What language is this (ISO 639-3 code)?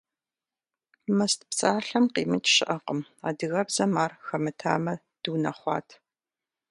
kbd